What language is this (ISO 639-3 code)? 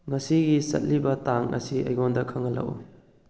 mni